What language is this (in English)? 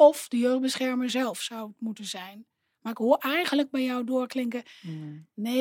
Dutch